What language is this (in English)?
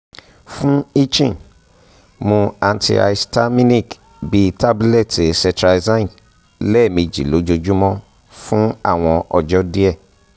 Yoruba